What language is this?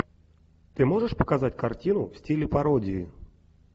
Russian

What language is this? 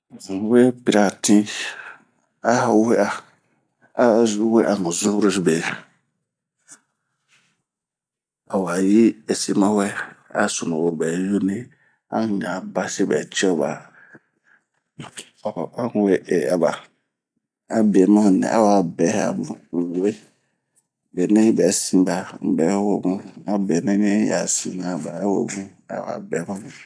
Bomu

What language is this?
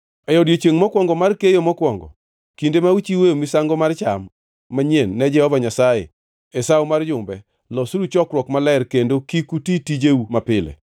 Luo (Kenya and Tanzania)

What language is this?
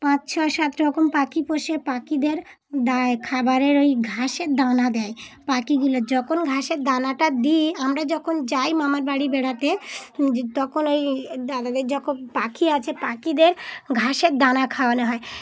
Bangla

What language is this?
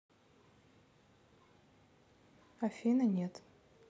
Russian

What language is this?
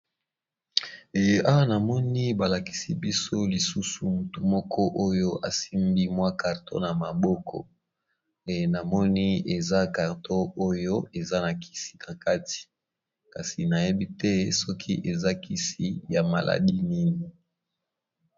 Lingala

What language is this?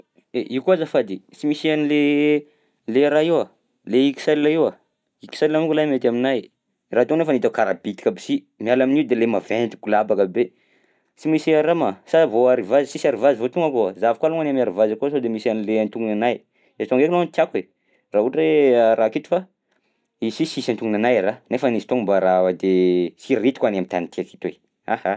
Southern Betsimisaraka Malagasy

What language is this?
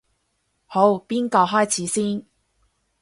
Cantonese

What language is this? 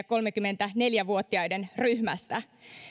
Finnish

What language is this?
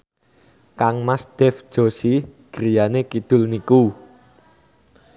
Javanese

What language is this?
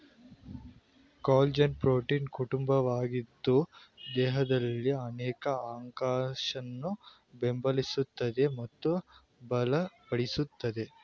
Kannada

